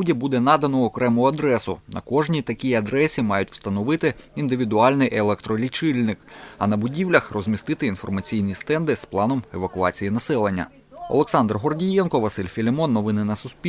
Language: Ukrainian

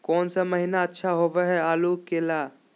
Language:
Magahi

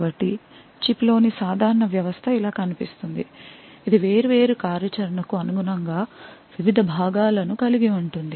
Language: Telugu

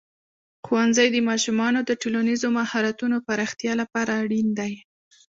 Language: Pashto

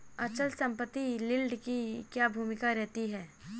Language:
Hindi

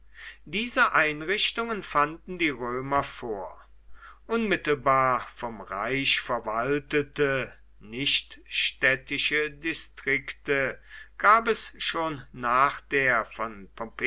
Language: German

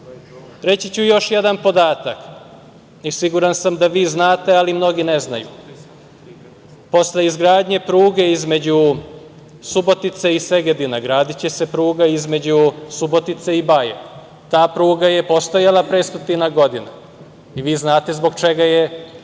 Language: Serbian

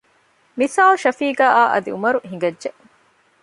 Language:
Divehi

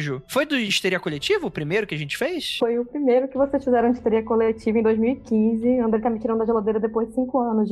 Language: Portuguese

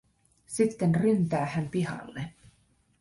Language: Finnish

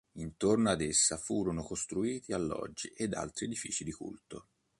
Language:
Italian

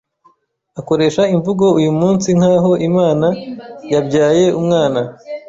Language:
Kinyarwanda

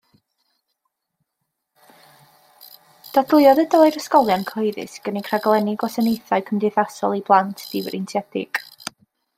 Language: Welsh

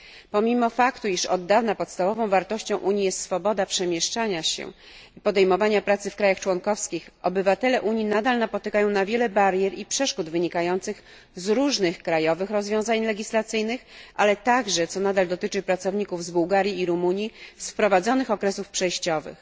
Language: Polish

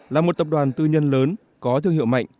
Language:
Vietnamese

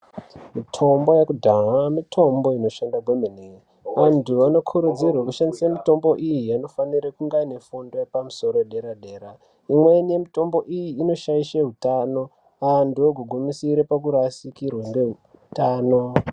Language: Ndau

